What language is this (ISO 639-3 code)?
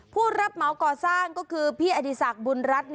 tha